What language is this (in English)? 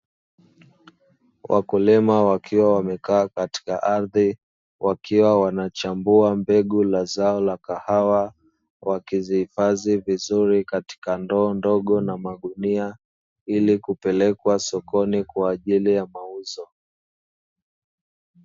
Swahili